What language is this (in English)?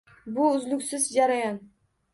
Uzbek